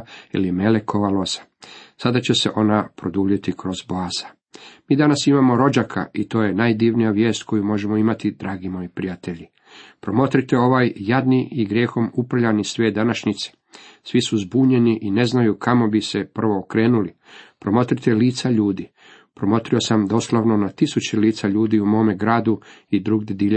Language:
Croatian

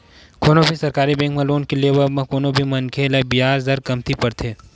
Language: Chhattisgarhi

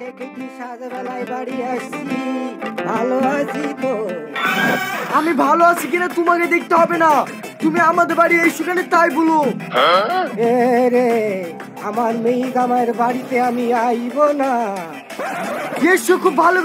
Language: Turkish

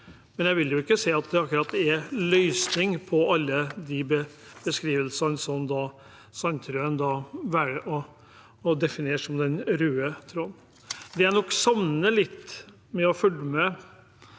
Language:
Norwegian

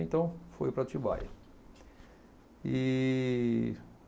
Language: Portuguese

